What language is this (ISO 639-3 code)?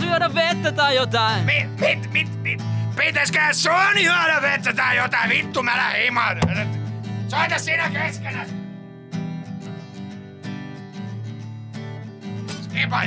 fin